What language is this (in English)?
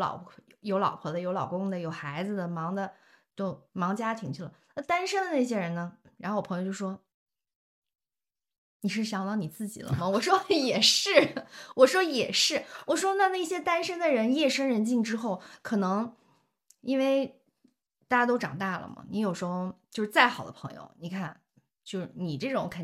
Chinese